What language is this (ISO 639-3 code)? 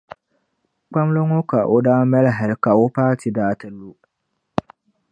dag